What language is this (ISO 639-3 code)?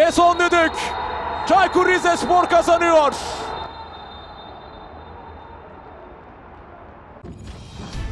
tur